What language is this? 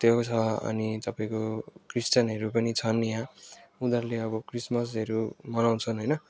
Nepali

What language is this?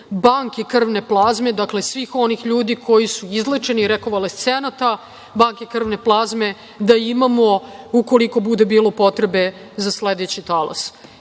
Serbian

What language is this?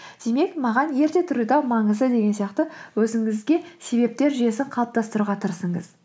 Kazakh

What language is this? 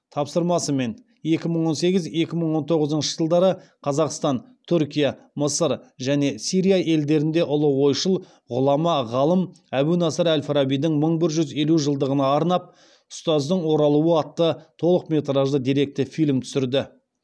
Kazakh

